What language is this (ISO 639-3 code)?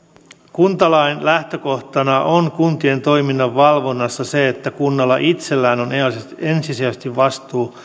fin